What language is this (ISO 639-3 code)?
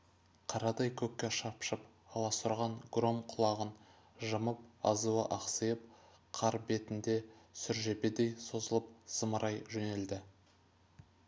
kaz